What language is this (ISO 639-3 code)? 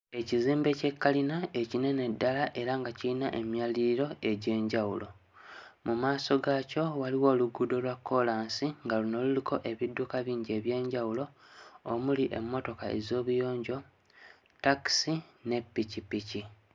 lug